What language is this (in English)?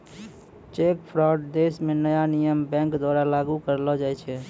Maithili